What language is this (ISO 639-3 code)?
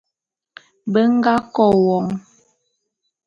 bum